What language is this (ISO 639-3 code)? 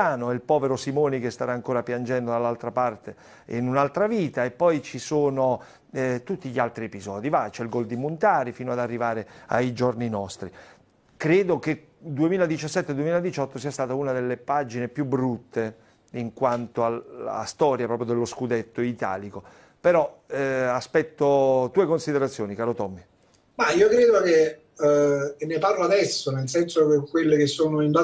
ita